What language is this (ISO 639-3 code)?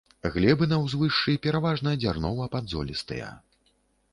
bel